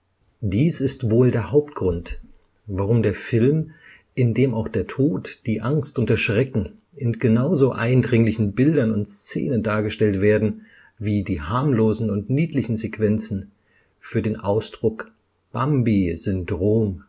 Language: German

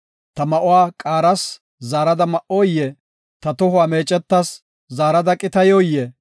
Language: Gofa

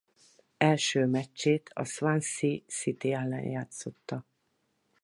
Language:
Hungarian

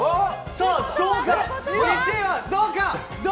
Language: Japanese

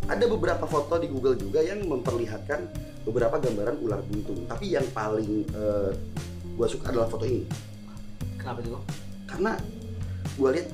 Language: Indonesian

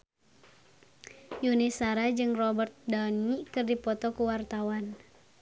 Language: Sundanese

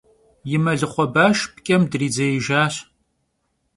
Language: Kabardian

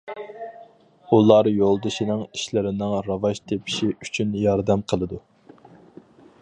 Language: Uyghur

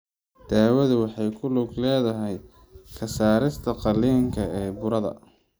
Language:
Somali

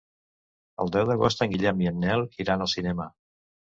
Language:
Catalan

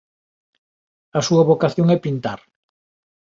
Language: Galician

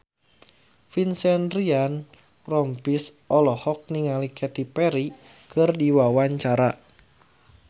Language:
Sundanese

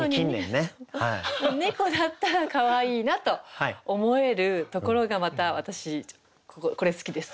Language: Japanese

